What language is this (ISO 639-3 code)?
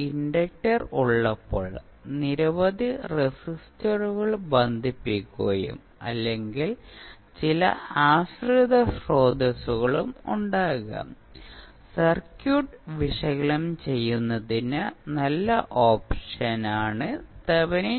mal